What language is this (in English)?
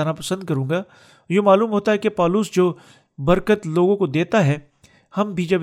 Urdu